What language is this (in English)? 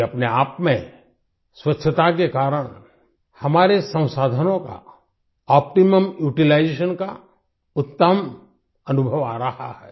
Hindi